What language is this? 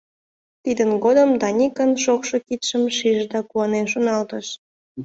Mari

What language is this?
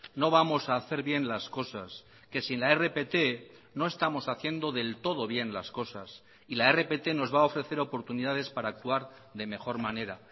Spanish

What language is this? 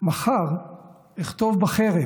Hebrew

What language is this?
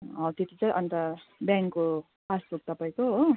Nepali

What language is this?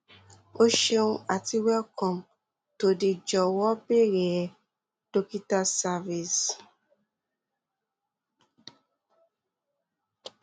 Yoruba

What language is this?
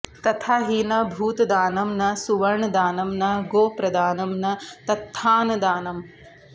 Sanskrit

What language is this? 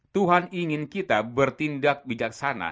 Indonesian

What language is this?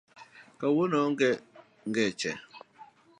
Luo (Kenya and Tanzania)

